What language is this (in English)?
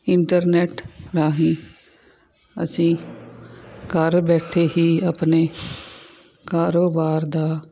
Punjabi